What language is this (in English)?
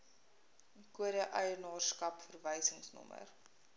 Afrikaans